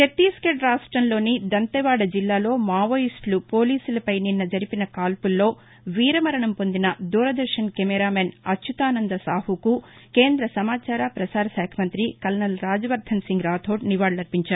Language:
Telugu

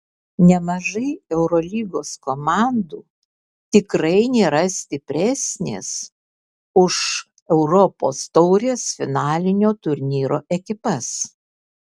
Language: Lithuanian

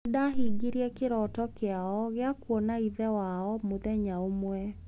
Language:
Kikuyu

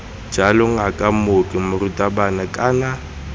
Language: Tswana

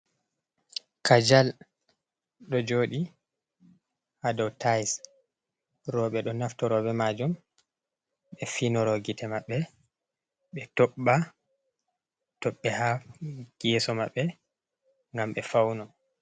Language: Fula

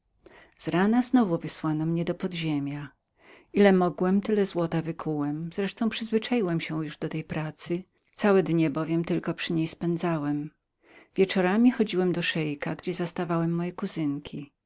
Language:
Polish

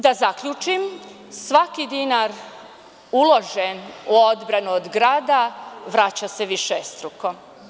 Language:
Serbian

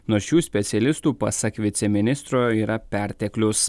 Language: Lithuanian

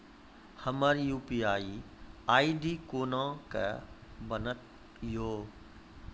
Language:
Maithili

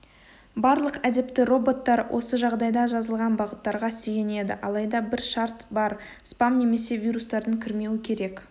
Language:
Kazakh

